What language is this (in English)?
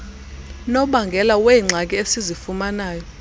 Xhosa